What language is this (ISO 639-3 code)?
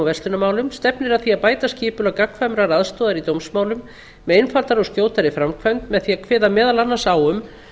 isl